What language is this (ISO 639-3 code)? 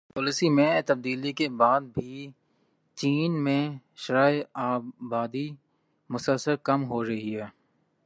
urd